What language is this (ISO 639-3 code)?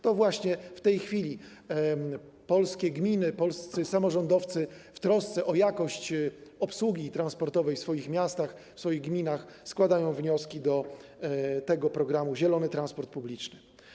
pol